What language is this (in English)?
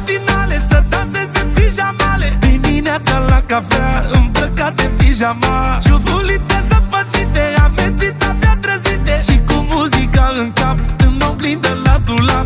Romanian